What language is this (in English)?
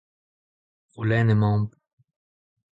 Breton